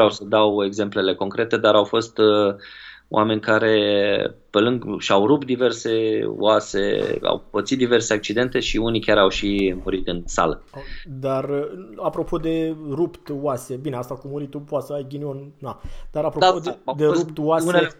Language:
Romanian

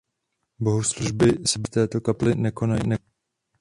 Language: Czech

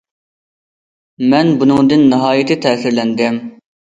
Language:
Uyghur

